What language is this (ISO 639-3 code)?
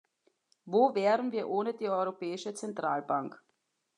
deu